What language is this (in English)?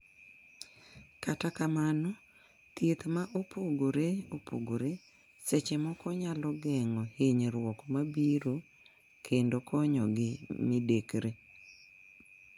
Luo (Kenya and Tanzania)